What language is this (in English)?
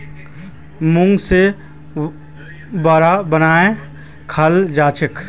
Magahi